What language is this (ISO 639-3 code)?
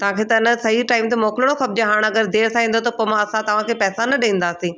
snd